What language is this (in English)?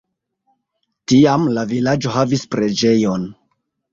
Esperanto